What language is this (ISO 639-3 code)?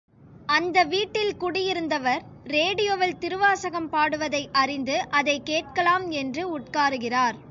tam